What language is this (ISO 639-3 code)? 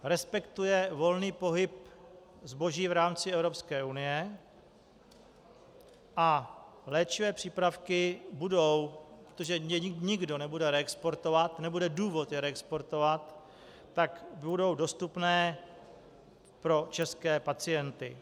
ces